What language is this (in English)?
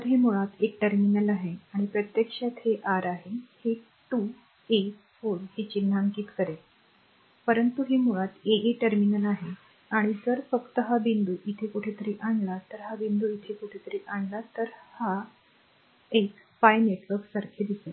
Marathi